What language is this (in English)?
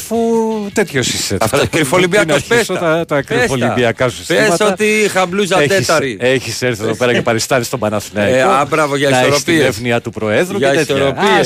Greek